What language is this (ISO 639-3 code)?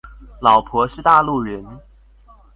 zho